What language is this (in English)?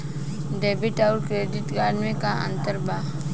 Bhojpuri